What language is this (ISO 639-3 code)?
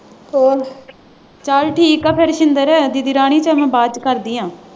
pan